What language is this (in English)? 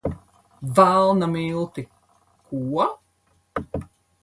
Latvian